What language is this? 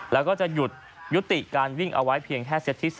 Thai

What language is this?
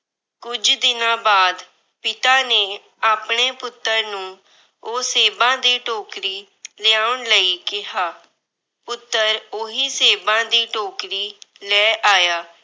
Punjabi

